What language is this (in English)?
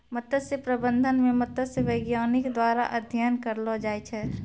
Maithili